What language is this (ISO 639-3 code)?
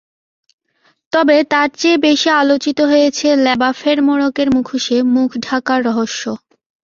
ben